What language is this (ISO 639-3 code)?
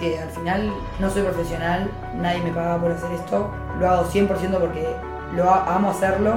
spa